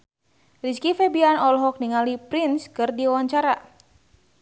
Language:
Sundanese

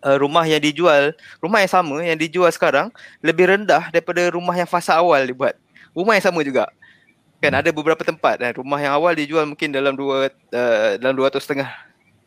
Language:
Malay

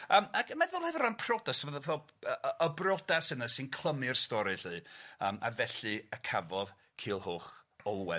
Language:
Welsh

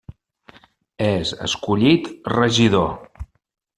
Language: Catalan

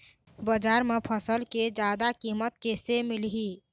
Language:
Chhattisgarhi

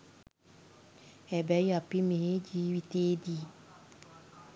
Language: Sinhala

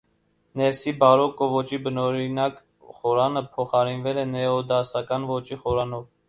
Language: Armenian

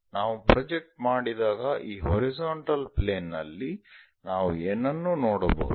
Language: Kannada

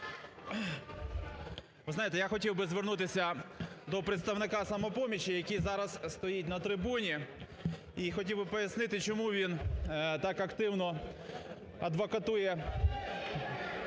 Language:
Ukrainian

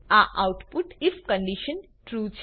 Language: Gujarati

